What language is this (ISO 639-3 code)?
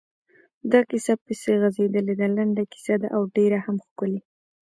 pus